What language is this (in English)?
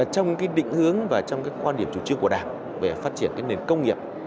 Vietnamese